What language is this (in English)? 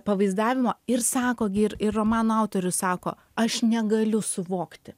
Lithuanian